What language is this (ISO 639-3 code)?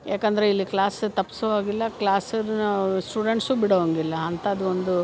kan